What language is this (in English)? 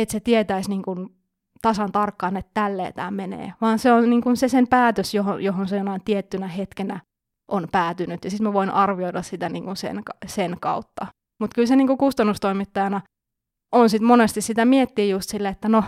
Finnish